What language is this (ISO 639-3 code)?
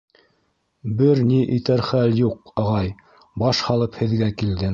bak